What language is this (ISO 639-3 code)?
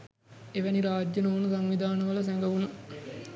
sin